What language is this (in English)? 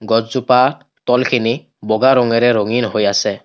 Assamese